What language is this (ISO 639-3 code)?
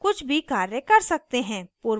hin